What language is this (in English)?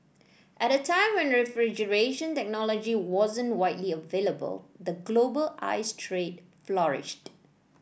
English